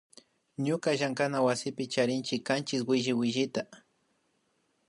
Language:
Imbabura Highland Quichua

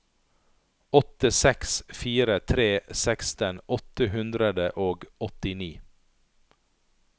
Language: Norwegian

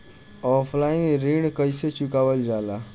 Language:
Bhojpuri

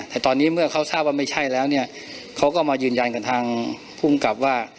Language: Thai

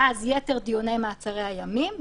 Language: Hebrew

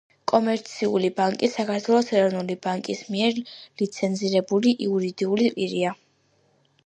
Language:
Georgian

